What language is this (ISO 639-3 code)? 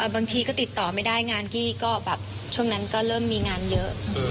tha